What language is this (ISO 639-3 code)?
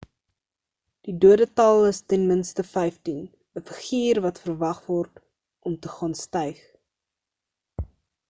afr